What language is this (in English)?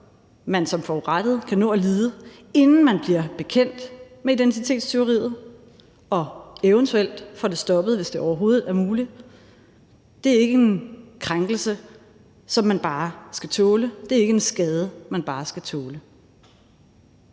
Danish